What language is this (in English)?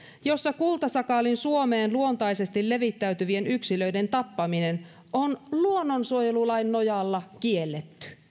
Finnish